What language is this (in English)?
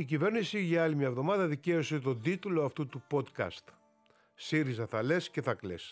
Greek